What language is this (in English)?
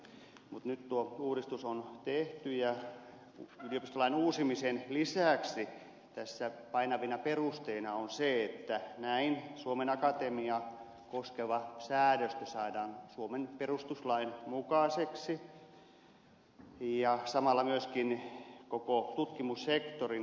Finnish